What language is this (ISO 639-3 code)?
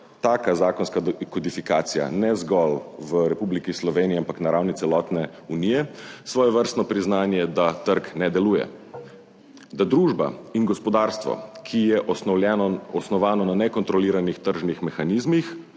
slv